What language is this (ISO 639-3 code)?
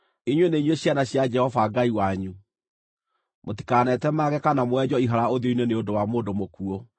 kik